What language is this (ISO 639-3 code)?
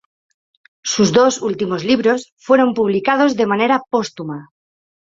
spa